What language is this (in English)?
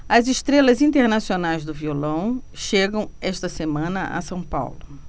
Portuguese